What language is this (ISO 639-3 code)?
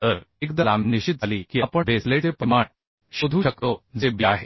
mar